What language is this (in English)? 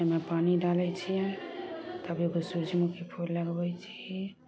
Maithili